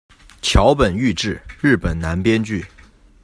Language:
Chinese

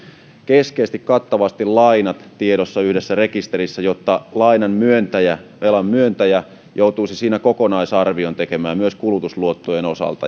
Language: Finnish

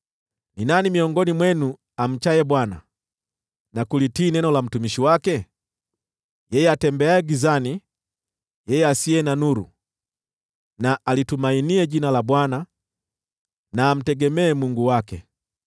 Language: Swahili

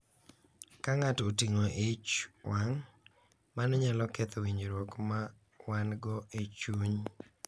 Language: Luo (Kenya and Tanzania)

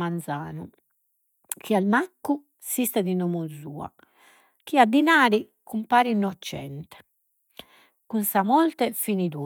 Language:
Sardinian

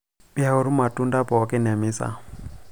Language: Masai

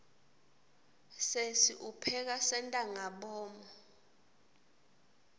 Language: Swati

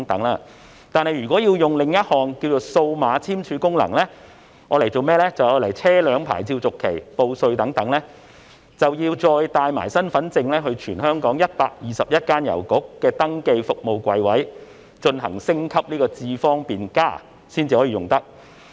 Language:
Cantonese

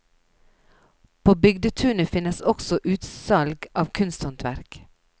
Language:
Norwegian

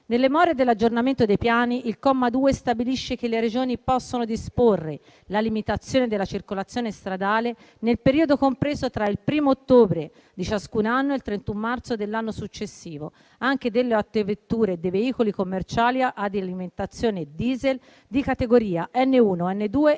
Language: Italian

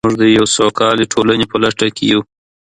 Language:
Pashto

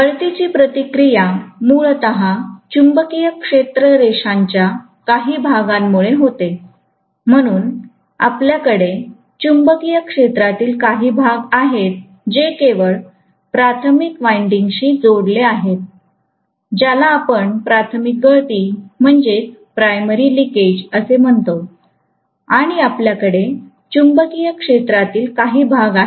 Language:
Marathi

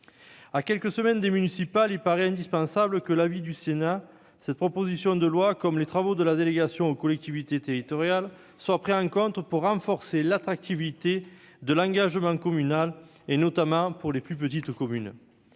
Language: French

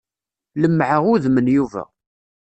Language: Kabyle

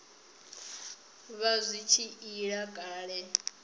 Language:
Venda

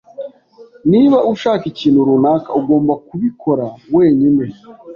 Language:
Kinyarwanda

